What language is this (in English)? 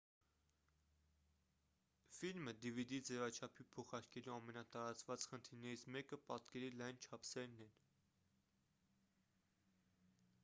Armenian